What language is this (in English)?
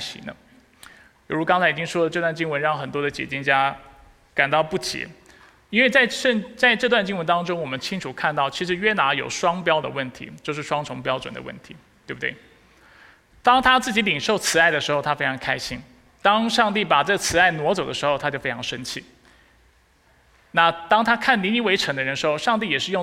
Chinese